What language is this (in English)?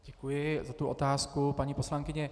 Czech